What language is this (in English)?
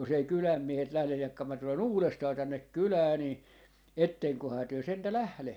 Finnish